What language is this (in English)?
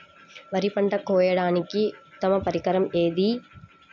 Telugu